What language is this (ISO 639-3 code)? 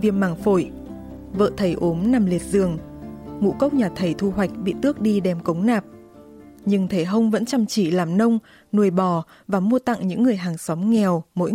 vie